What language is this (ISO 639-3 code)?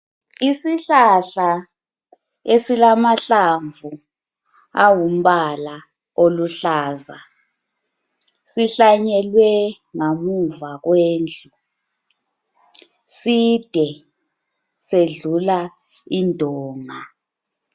nde